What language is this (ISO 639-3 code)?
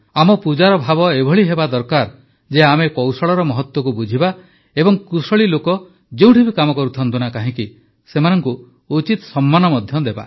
ori